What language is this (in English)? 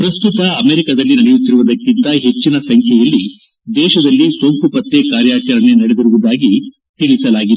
Kannada